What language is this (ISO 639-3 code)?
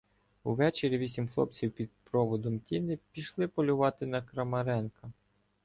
ukr